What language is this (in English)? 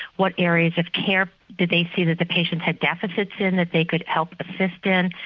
English